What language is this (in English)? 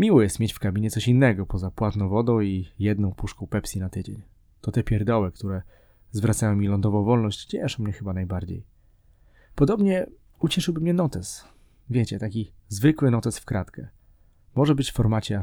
Polish